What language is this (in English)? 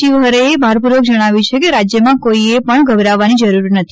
Gujarati